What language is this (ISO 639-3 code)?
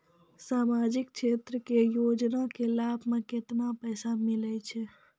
mai